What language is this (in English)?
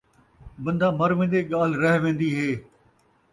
Saraiki